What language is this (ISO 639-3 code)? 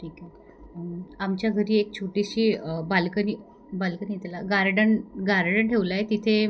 mar